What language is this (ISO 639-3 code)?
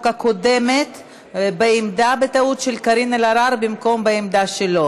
heb